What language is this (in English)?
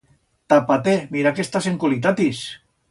Aragonese